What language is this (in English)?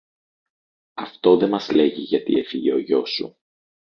Greek